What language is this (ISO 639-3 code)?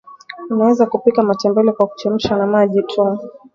swa